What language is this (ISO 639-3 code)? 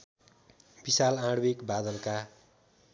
nep